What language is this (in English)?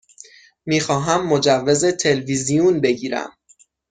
Persian